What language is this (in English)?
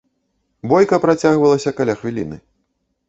Belarusian